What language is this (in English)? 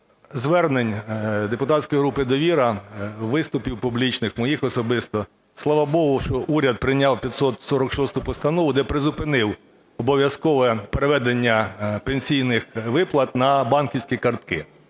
Ukrainian